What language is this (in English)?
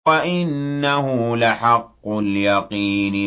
Arabic